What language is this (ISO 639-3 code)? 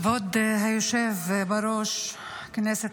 heb